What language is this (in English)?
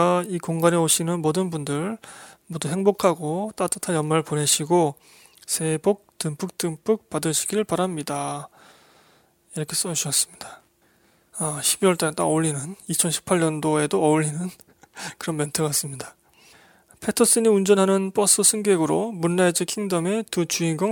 Korean